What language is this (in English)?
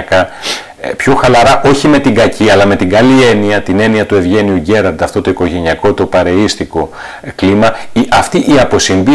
Greek